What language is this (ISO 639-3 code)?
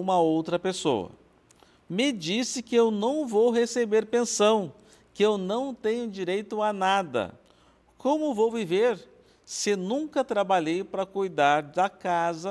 por